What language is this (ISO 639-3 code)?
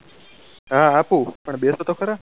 guj